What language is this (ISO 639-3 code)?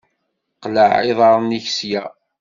kab